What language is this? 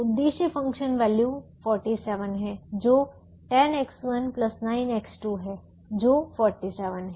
Hindi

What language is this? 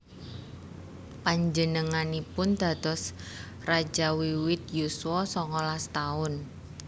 Javanese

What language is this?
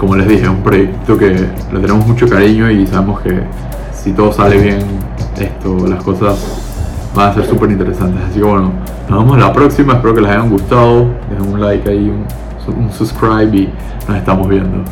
Spanish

